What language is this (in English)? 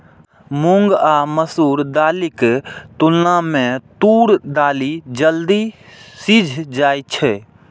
Maithili